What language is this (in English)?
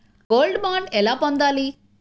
Telugu